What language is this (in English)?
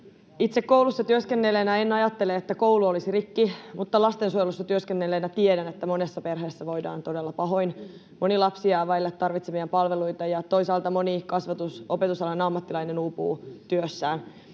Finnish